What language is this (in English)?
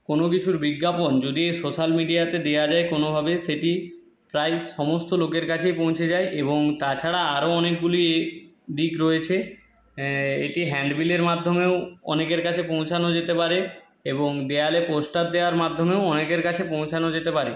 Bangla